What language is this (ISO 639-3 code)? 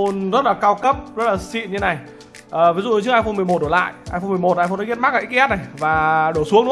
vie